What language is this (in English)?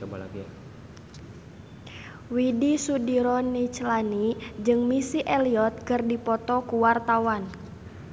Sundanese